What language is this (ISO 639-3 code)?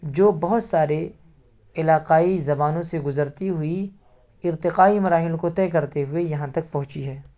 urd